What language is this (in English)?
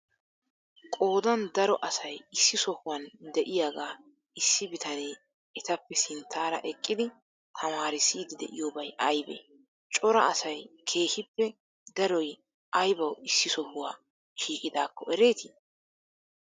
Wolaytta